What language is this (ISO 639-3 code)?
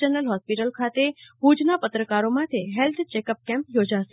guj